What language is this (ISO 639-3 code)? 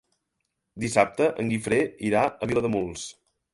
cat